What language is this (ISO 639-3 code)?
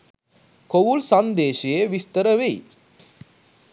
sin